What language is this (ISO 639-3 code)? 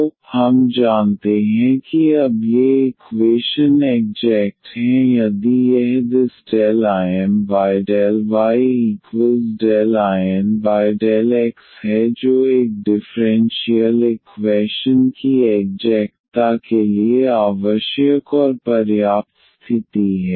hin